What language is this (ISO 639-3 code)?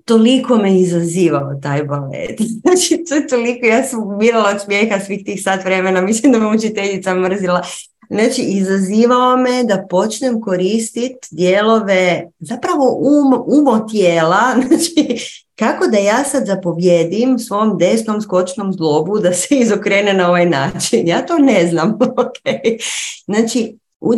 hrv